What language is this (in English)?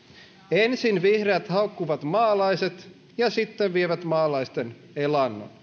Finnish